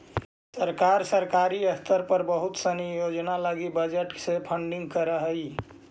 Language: Magahi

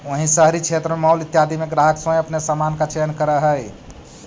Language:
Magahi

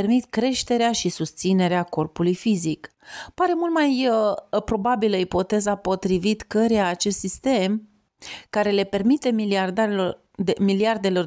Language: Romanian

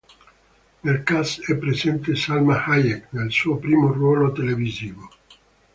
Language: Italian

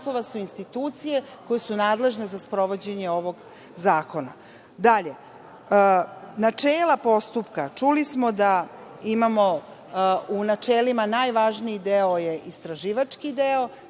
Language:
Serbian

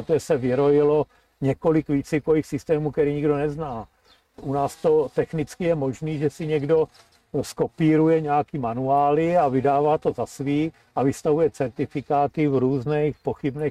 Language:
Czech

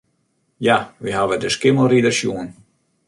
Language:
Western Frisian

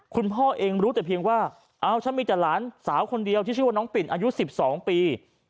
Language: Thai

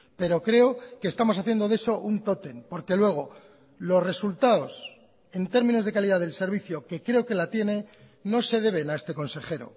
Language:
Spanish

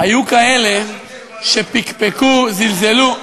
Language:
Hebrew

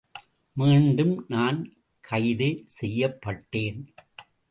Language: Tamil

